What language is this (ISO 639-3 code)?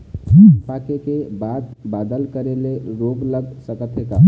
hne